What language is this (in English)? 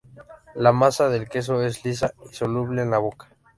Spanish